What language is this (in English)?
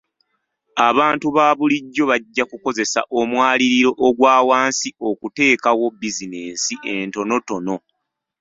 Ganda